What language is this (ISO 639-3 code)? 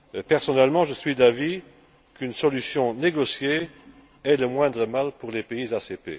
fra